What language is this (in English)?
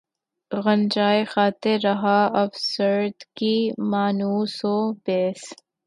Urdu